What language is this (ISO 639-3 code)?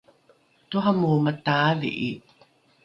dru